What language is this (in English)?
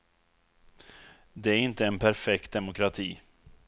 Swedish